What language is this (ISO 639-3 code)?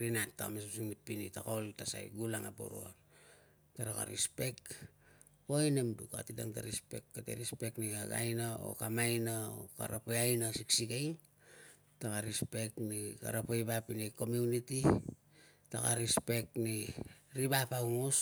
lcm